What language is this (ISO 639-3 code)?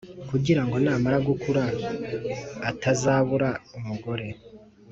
kin